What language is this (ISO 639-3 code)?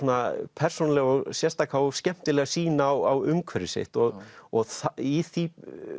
isl